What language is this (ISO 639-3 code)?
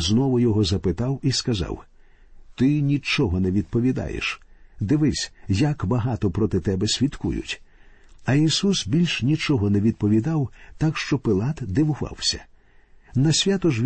ukr